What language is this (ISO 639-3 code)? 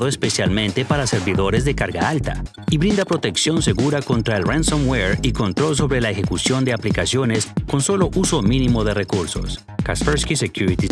spa